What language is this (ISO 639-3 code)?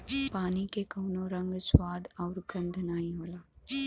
bho